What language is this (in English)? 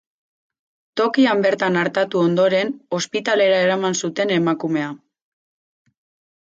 Basque